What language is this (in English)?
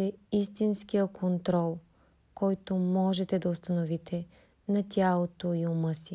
Bulgarian